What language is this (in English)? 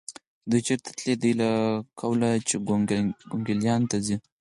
Pashto